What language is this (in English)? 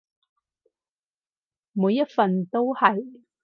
Cantonese